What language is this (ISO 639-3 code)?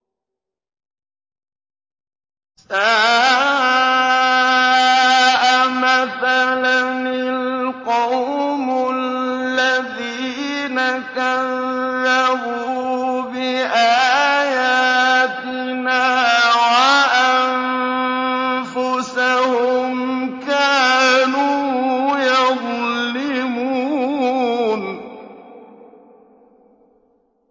ara